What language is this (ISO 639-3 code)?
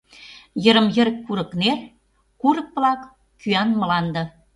chm